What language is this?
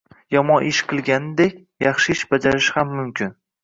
Uzbek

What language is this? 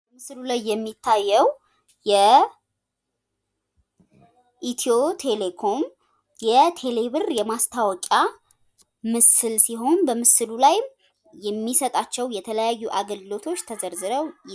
Amharic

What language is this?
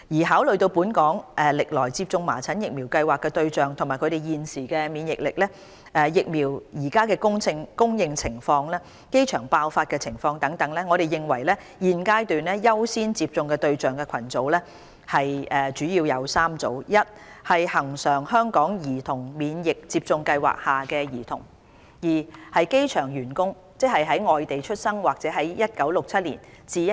Cantonese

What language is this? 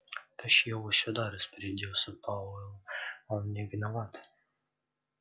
Russian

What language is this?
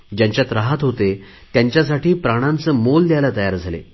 Marathi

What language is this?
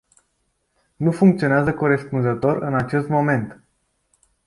Romanian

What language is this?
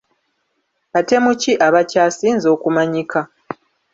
Ganda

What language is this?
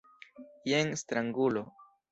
Esperanto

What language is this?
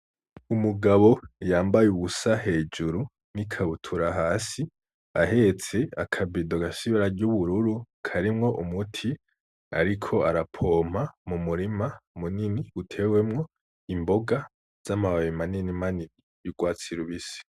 Rundi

